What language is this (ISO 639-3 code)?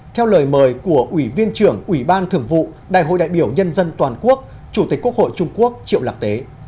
vie